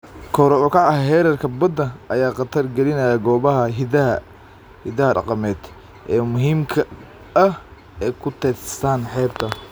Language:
Somali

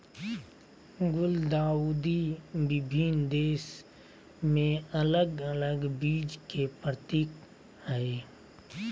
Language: Magahi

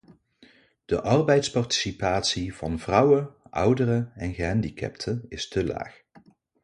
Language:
Dutch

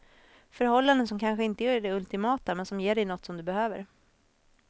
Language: Swedish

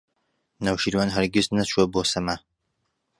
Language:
Central Kurdish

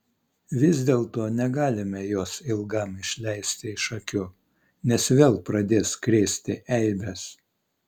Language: Lithuanian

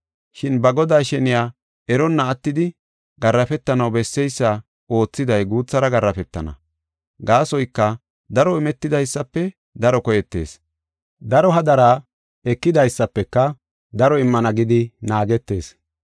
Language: Gofa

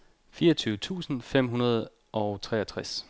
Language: Danish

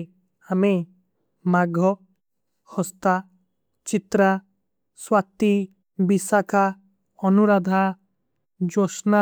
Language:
Kui (India)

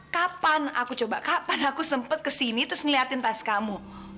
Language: Indonesian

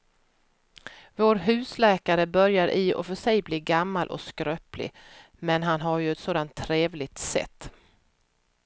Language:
Swedish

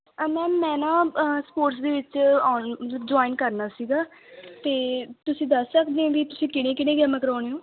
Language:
Punjabi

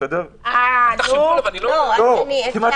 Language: Hebrew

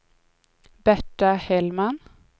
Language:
Swedish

